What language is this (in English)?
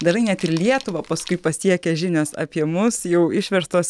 Lithuanian